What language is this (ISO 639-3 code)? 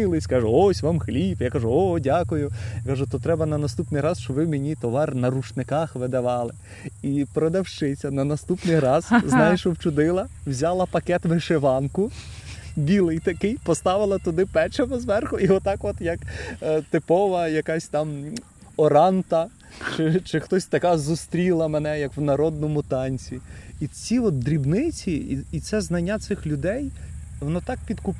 ukr